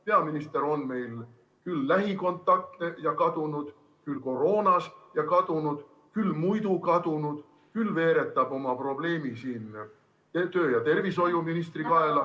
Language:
Estonian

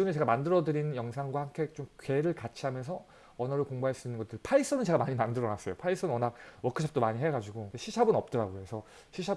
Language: Korean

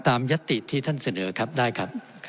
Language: Thai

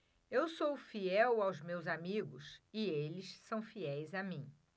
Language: Portuguese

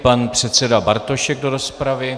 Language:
Czech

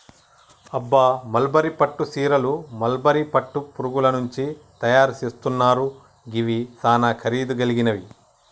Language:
Telugu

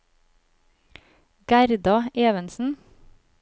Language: Norwegian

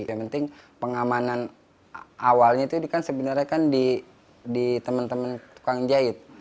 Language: Indonesian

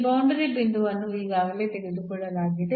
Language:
Kannada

